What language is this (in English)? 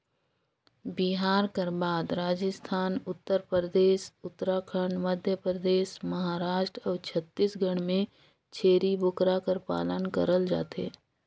Chhattisgarhi